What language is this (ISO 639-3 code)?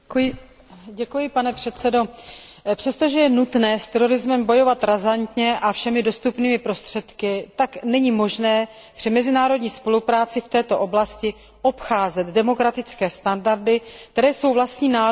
ces